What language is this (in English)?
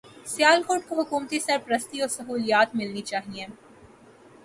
Urdu